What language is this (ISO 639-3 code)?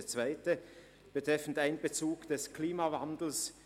gsw